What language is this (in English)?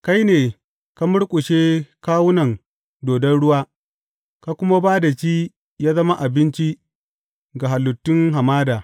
Hausa